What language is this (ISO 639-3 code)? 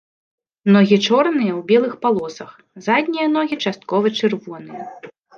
bel